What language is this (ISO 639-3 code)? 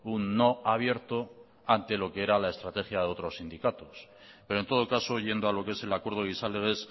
spa